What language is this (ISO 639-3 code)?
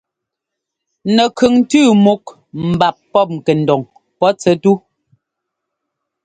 jgo